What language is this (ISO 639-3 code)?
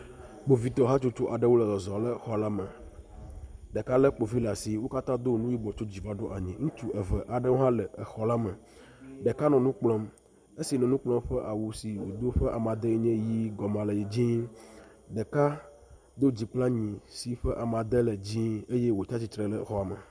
ewe